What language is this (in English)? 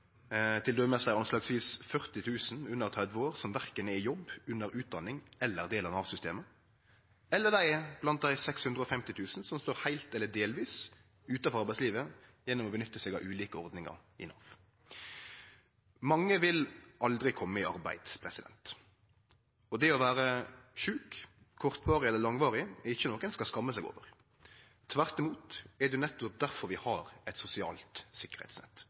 Norwegian Nynorsk